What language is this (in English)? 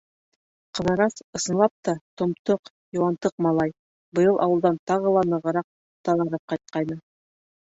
Bashkir